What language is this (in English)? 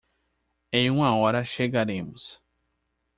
Portuguese